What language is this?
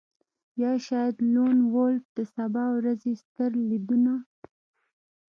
Pashto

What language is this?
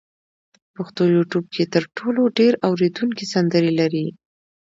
Pashto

